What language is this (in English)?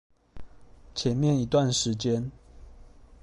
Chinese